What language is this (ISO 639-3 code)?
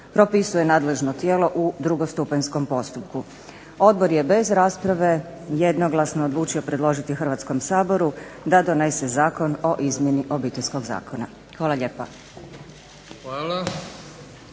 hrv